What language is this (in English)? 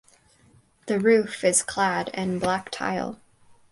English